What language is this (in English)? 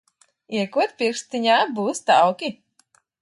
Latvian